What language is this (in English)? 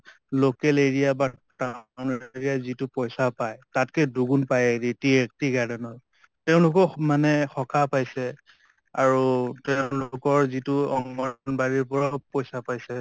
Assamese